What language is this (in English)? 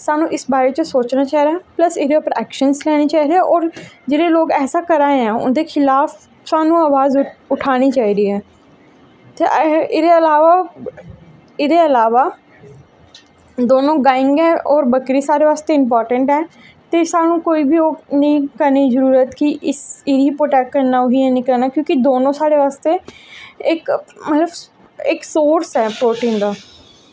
Dogri